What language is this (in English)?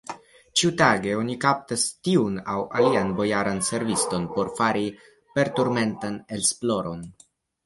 Esperanto